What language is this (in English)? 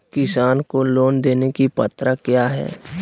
Magahi